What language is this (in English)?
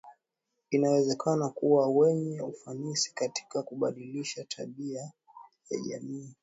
Swahili